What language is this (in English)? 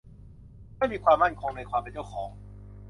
Thai